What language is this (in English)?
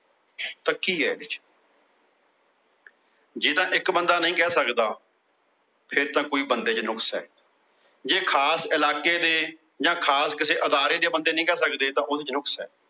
Punjabi